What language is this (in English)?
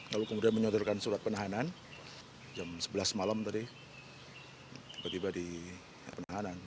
Indonesian